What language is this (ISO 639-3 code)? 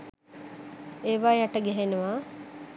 sin